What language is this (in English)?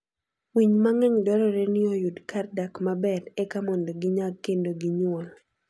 Luo (Kenya and Tanzania)